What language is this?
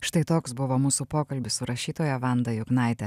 Lithuanian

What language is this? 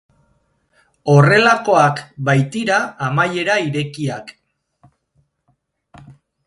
Basque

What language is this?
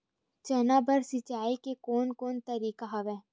Chhattisgarhi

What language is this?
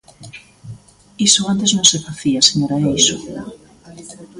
Galician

